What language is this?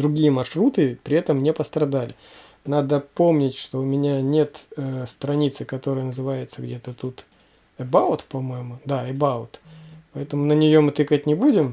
Russian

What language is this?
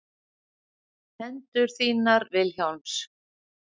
Icelandic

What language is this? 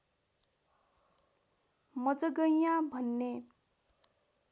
Nepali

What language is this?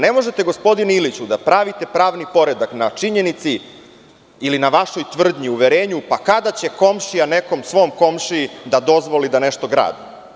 Serbian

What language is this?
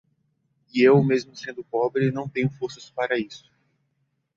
Portuguese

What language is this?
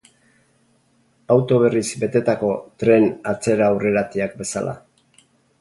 Basque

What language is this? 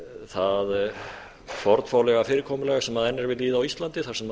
Icelandic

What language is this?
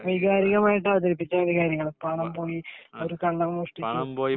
Malayalam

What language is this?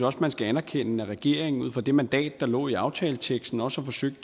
Danish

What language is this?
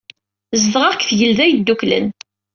Kabyle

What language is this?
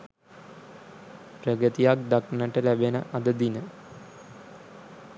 Sinhala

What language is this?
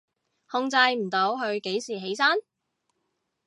Cantonese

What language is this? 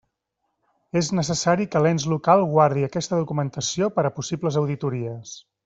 Catalan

